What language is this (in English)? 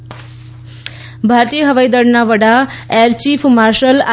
Gujarati